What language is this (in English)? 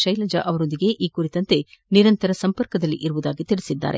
Kannada